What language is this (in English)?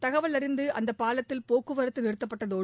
Tamil